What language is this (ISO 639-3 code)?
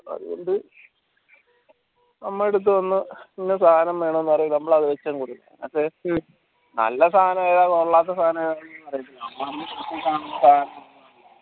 mal